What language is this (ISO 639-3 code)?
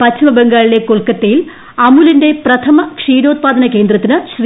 mal